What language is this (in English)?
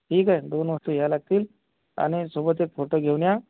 Marathi